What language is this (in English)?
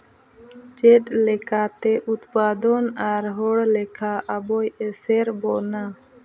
Santali